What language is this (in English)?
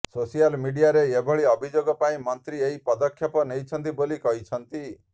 Odia